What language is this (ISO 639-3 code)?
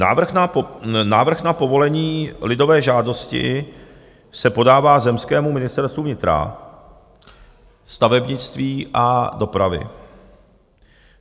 ces